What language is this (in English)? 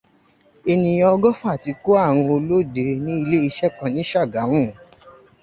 Yoruba